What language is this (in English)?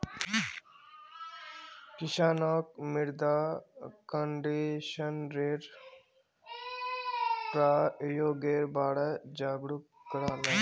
Magahi